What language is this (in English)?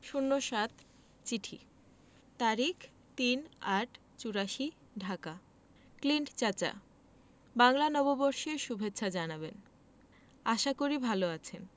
Bangla